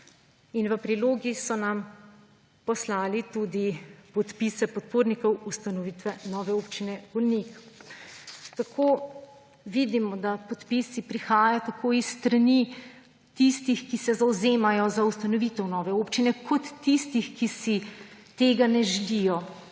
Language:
Slovenian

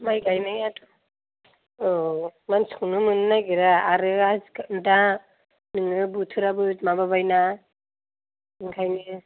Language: Bodo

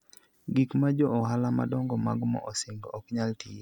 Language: Luo (Kenya and Tanzania)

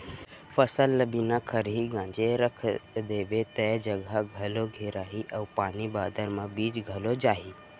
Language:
Chhattisgarhi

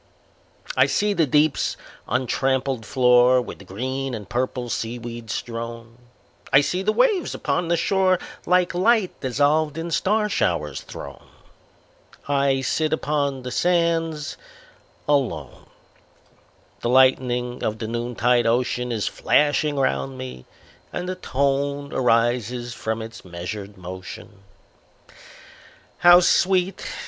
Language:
English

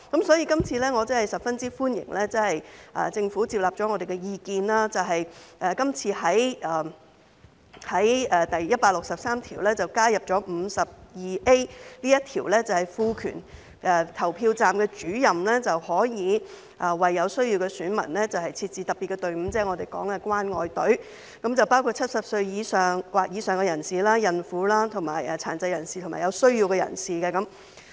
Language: Cantonese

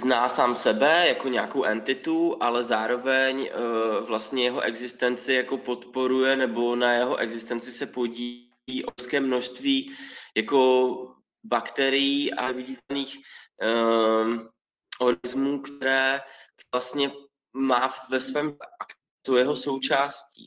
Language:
Czech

